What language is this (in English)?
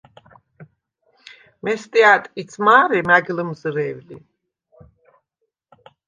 Svan